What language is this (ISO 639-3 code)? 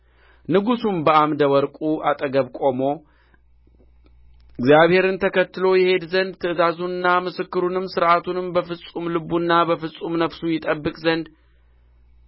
amh